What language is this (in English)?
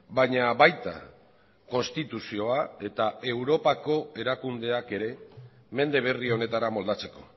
Basque